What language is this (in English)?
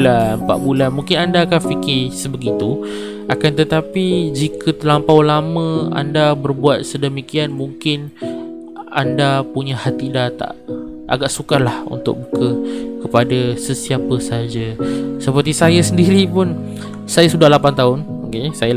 Malay